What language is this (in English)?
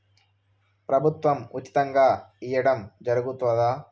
Telugu